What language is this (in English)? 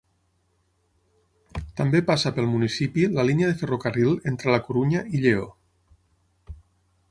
Catalan